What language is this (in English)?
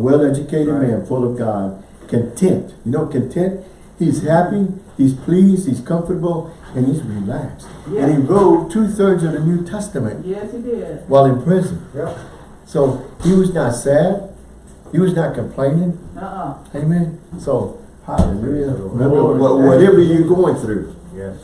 English